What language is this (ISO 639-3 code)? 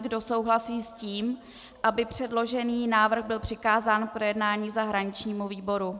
ces